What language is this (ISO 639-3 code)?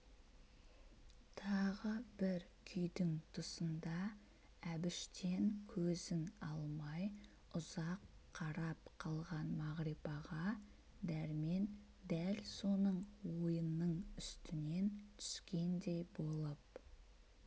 kaz